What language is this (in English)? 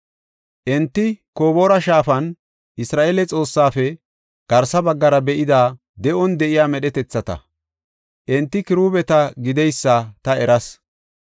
Gofa